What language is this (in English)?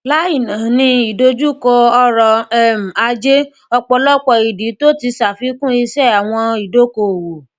Yoruba